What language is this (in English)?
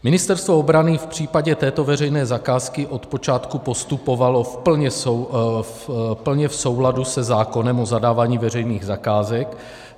Czech